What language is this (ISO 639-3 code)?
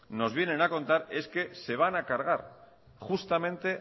spa